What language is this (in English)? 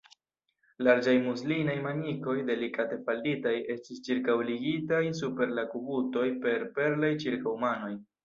Esperanto